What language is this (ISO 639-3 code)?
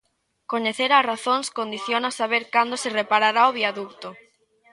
glg